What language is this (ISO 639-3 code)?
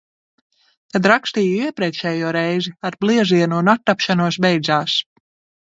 lav